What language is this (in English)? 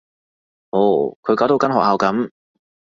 Cantonese